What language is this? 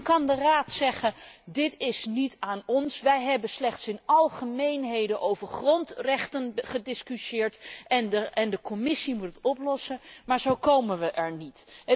Dutch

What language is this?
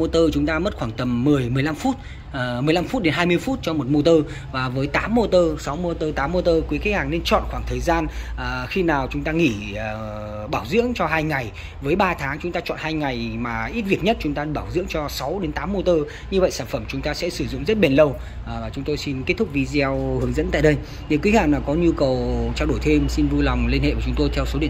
Vietnamese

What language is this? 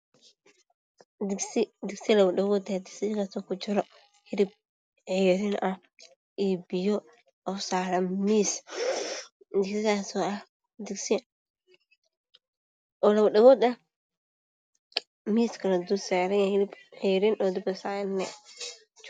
Somali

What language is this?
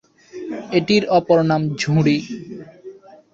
Bangla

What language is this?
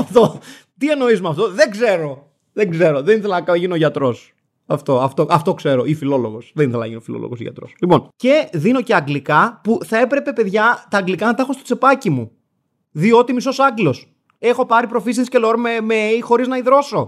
Greek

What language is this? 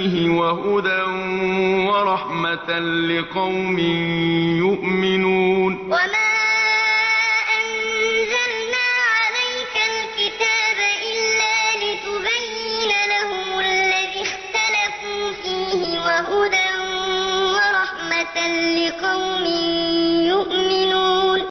Arabic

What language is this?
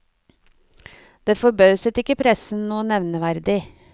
Norwegian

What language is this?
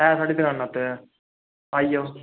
Dogri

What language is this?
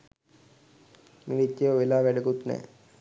Sinhala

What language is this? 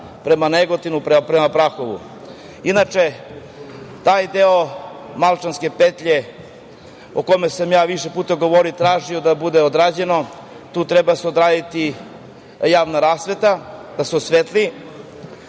Serbian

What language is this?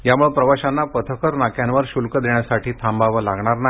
Marathi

